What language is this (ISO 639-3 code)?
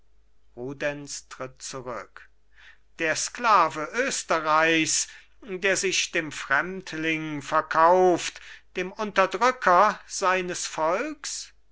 deu